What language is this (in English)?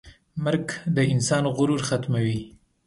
Pashto